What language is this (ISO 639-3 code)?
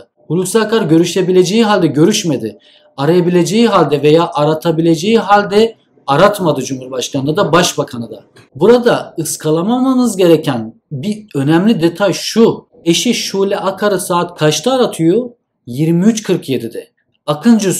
tur